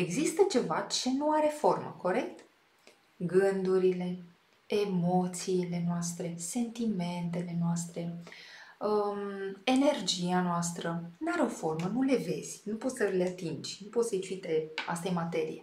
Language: Romanian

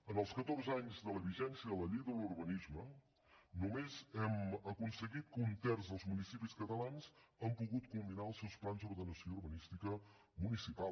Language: Catalan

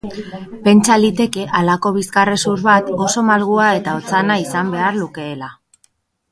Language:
Basque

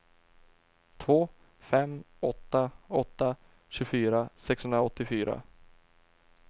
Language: Swedish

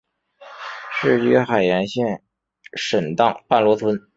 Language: Chinese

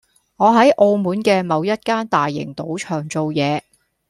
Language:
Cantonese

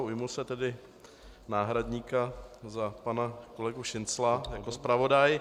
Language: Czech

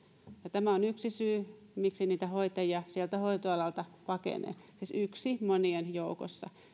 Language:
Finnish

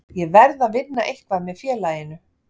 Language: Icelandic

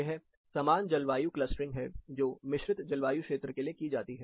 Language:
Hindi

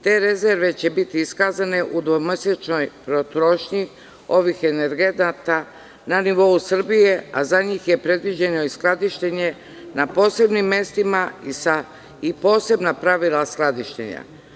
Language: Serbian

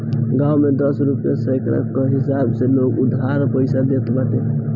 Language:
Bhojpuri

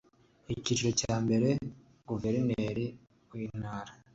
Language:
Kinyarwanda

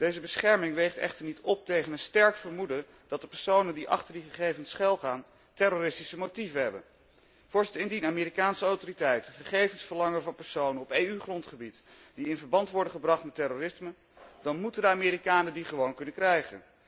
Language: Dutch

